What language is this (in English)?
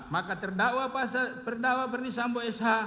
Indonesian